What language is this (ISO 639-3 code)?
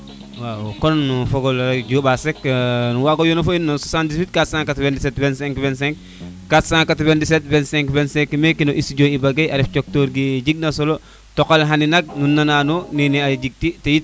srr